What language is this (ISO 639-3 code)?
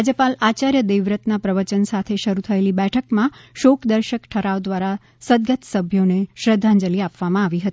guj